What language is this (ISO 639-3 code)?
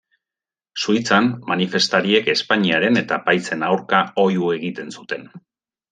eus